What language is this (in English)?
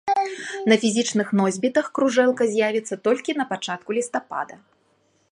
Belarusian